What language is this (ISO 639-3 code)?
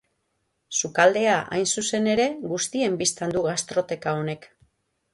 eus